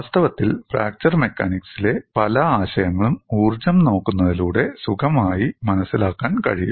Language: Malayalam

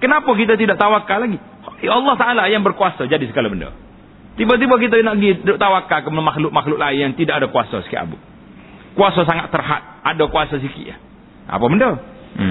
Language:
Malay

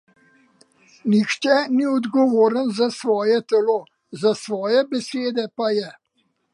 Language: Slovenian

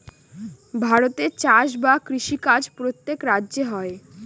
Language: Bangla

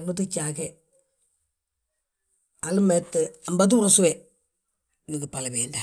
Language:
Balanta-Ganja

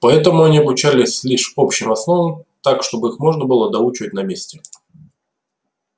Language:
Russian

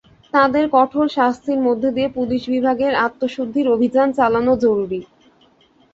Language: Bangla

